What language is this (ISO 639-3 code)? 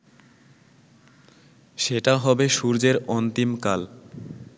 ben